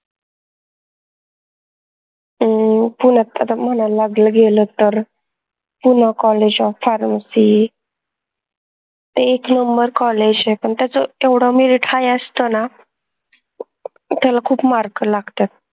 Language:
Marathi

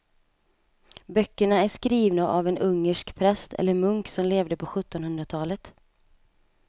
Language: Swedish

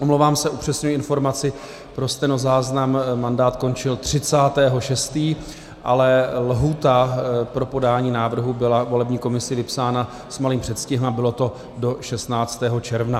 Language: Czech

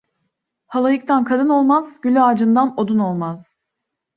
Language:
Turkish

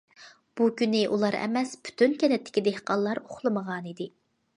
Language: Uyghur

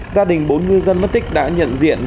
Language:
Vietnamese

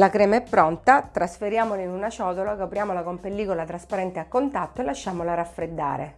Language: Italian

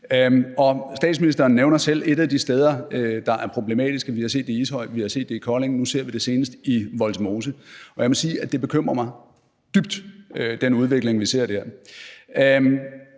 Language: Danish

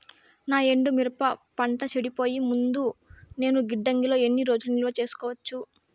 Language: Telugu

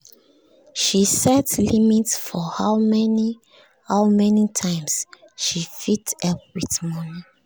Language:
Nigerian Pidgin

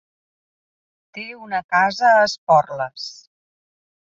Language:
Catalan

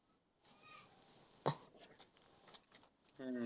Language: Marathi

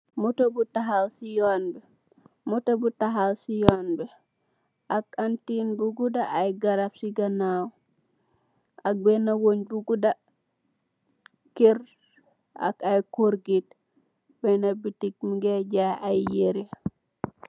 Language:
Wolof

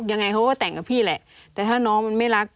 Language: Thai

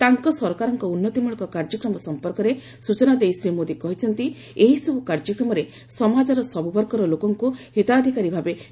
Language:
Odia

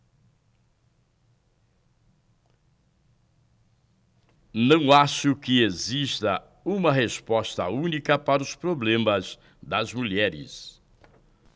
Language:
Portuguese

